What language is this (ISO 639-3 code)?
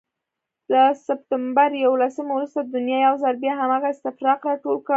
pus